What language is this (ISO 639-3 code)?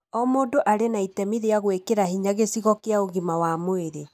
kik